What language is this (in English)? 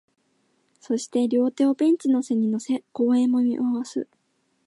Japanese